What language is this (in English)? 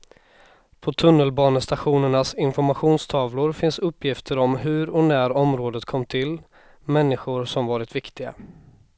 Swedish